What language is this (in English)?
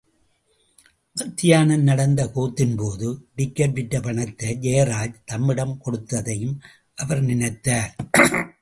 Tamil